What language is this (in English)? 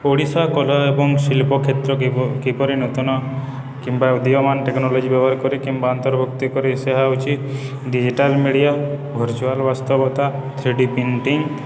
Odia